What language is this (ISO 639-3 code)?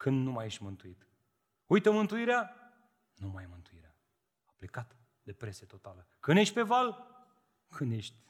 ron